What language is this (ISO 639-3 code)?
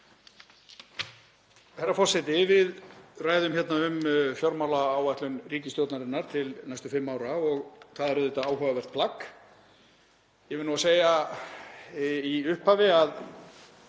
isl